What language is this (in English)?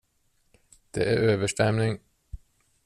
Swedish